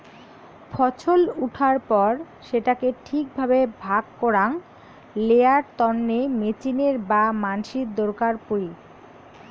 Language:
Bangla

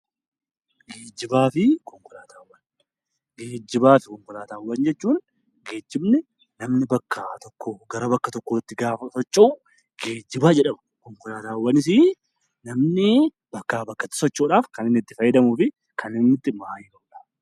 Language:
Oromo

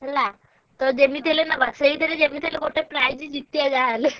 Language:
Odia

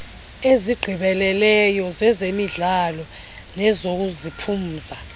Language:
Xhosa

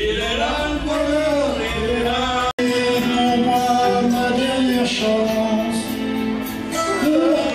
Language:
Greek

